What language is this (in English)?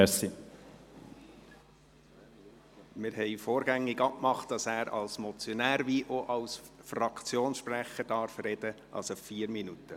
Swiss German